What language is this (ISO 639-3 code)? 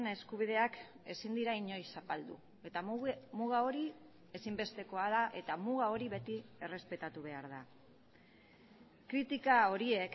eus